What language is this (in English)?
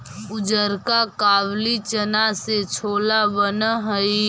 Magahi